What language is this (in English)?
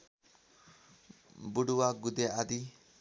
Nepali